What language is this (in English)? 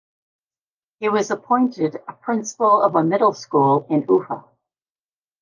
English